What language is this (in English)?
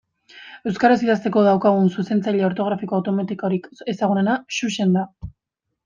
Basque